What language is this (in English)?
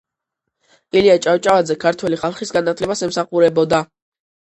Georgian